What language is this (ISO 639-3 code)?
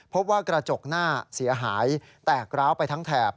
tha